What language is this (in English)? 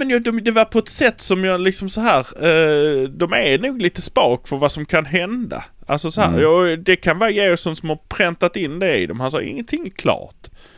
Swedish